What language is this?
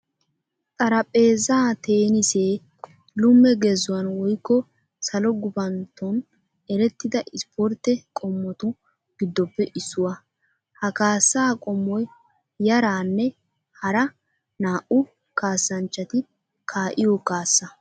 Wolaytta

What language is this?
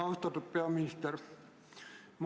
Estonian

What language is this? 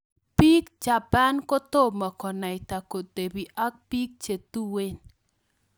Kalenjin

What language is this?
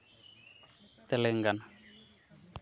Santali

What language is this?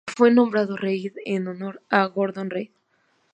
Spanish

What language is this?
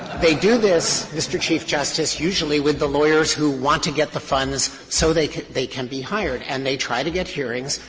English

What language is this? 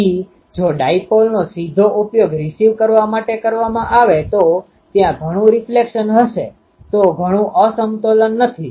Gujarati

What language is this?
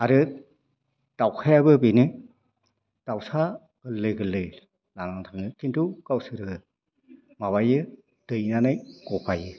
Bodo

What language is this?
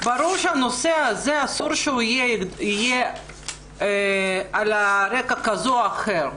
Hebrew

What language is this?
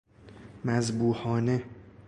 Persian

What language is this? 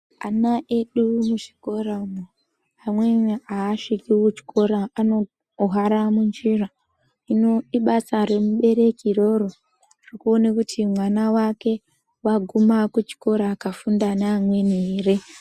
Ndau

